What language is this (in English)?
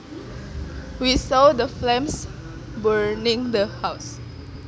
Javanese